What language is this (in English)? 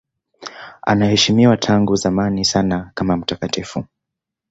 Swahili